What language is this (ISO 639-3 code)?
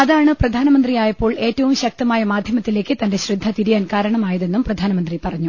mal